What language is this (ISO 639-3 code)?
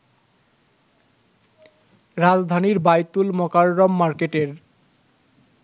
ben